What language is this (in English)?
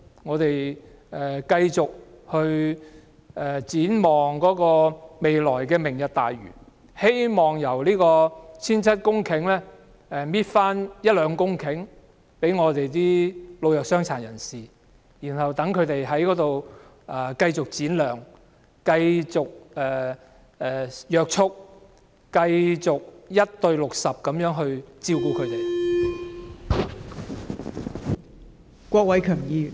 Cantonese